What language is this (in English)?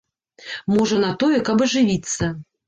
Belarusian